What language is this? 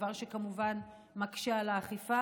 Hebrew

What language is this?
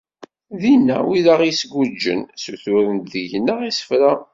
Kabyle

